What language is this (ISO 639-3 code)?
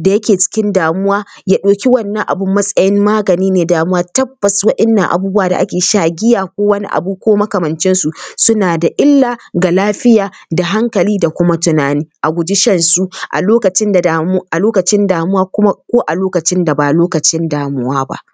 hau